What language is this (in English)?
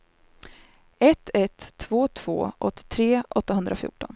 Swedish